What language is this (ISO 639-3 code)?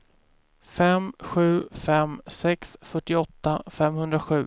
swe